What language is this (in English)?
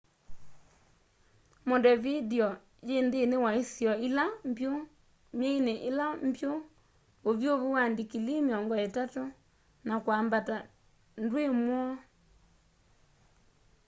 Kamba